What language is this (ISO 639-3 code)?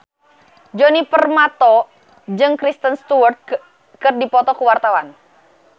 sun